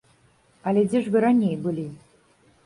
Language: Belarusian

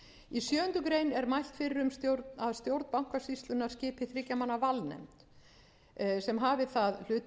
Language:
Icelandic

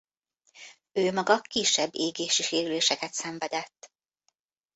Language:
Hungarian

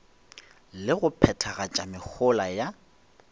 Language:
Northern Sotho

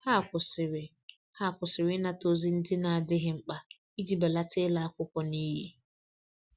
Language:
Igbo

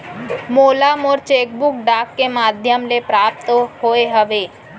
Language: Chhattisgarhi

